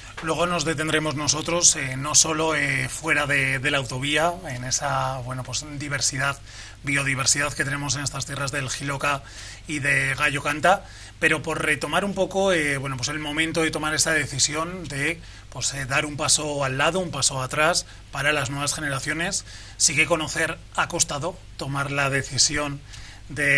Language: Spanish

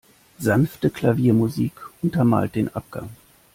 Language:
German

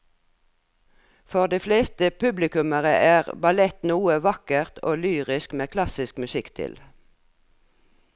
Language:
Norwegian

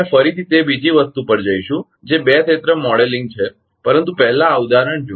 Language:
Gujarati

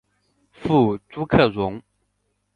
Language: Chinese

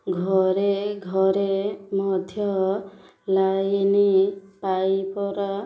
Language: Odia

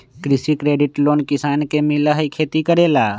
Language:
Magahi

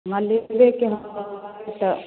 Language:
Maithili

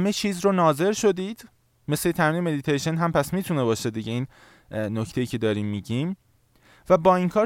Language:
Persian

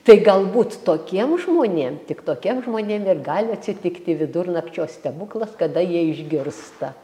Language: Lithuanian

